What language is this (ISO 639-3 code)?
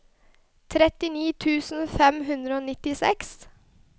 nor